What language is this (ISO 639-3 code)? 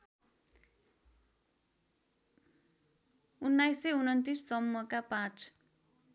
nep